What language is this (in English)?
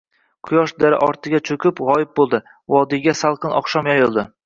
Uzbek